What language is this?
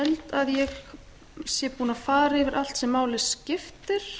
Icelandic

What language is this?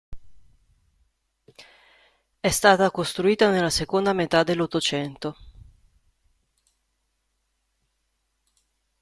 Italian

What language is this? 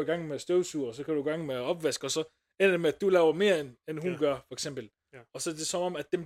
Danish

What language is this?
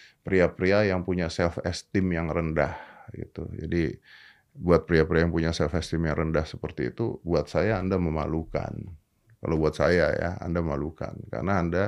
Indonesian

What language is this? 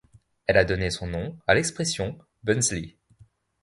French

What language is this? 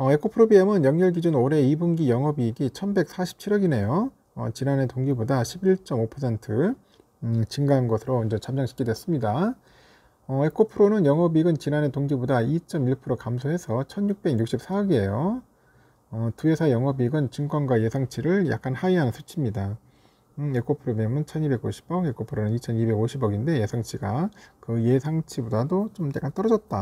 Korean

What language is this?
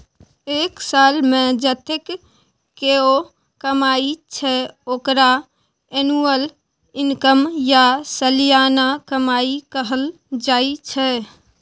Maithili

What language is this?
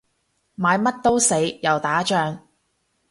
Cantonese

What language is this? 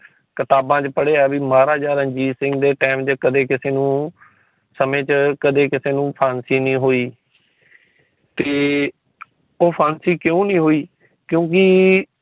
Punjabi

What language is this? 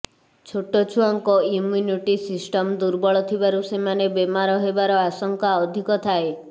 Odia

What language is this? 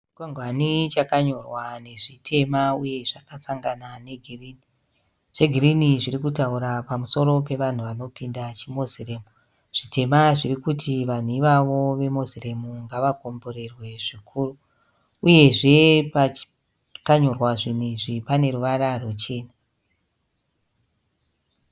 Shona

